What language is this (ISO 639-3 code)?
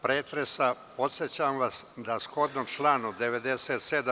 srp